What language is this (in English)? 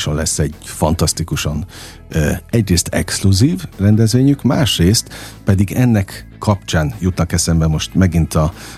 Hungarian